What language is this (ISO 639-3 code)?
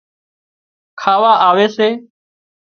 kxp